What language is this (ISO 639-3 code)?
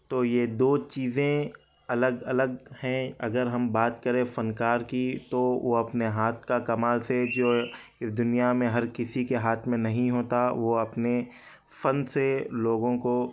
urd